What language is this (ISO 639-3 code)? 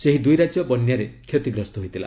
ori